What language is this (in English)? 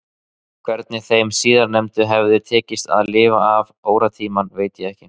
Icelandic